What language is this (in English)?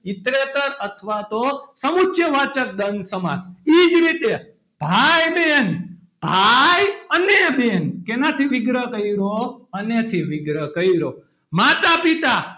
Gujarati